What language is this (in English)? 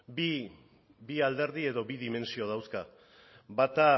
Basque